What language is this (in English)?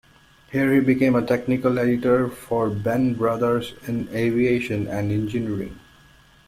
English